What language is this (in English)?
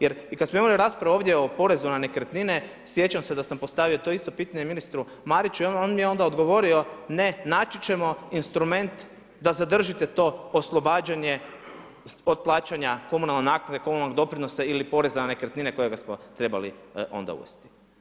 Croatian